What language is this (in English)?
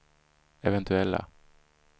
Swedish